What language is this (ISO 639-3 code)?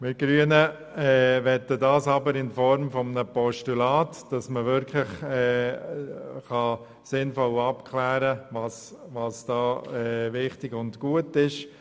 gsw